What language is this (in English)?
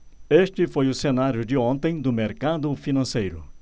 Portuguese